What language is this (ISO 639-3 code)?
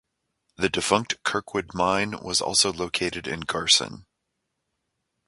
eng